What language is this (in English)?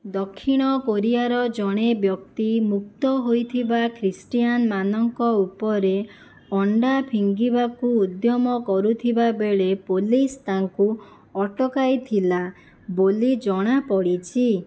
Odia